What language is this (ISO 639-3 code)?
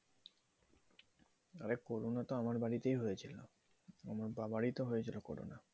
ben